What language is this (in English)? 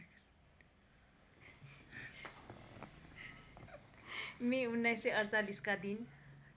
Nepali